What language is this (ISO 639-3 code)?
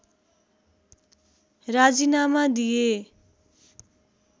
nep